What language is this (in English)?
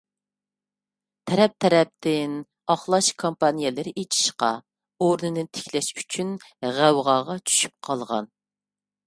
Uyghur